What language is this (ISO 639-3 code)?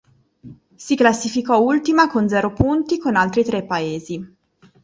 ita